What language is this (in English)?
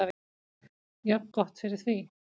Icelandic